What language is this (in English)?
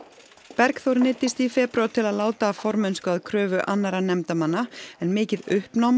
Icelandic